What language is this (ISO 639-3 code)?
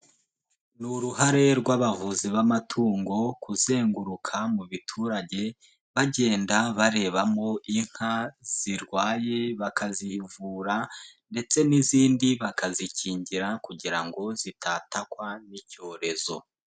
kin